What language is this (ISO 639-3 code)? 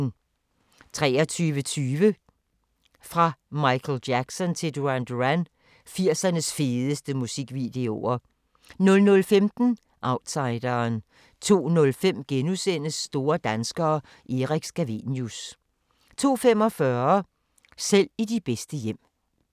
dan